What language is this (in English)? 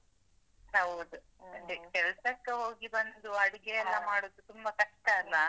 Kannada